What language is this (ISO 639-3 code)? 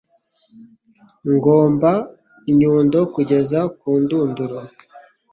kin